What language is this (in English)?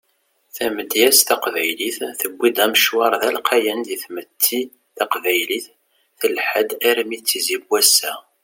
Kabyle